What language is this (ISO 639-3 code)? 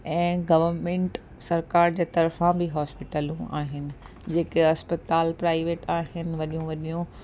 snd